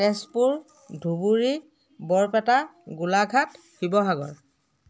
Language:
Assamese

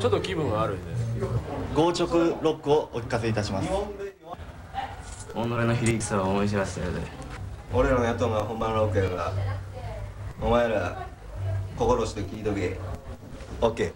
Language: Japanese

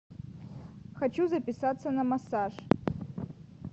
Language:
Russian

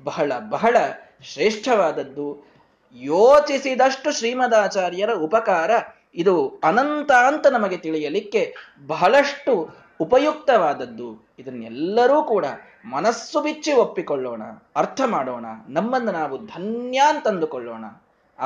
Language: Kannada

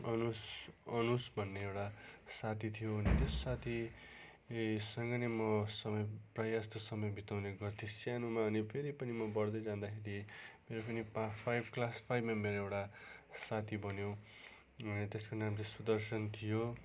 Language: Nepali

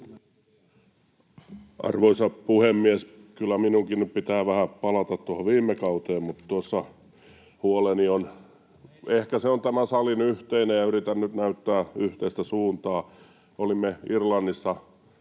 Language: Finnish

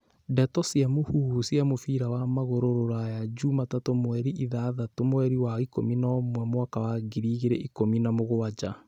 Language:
Kikuyu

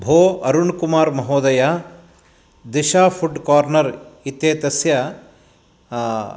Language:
Sanskrit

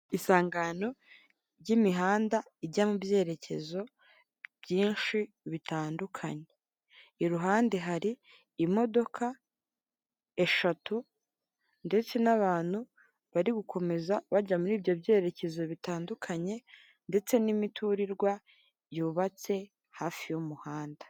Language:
Kinyarwanda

